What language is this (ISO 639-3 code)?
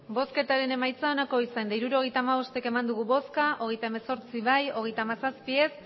eus